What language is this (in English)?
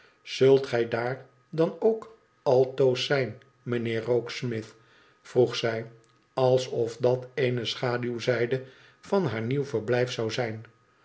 Dutch